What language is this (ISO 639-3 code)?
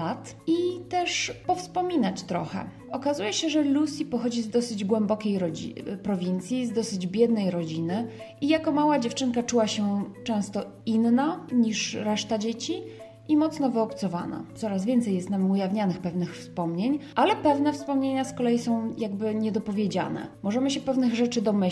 pol